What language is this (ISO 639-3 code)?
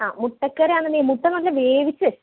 mal